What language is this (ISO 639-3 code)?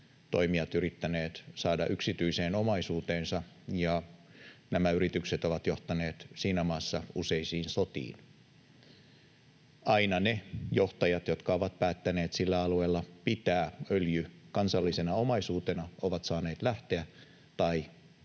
fin